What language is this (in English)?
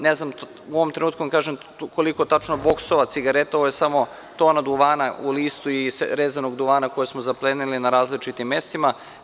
Serbian